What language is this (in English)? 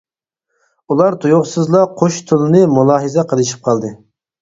Uyghur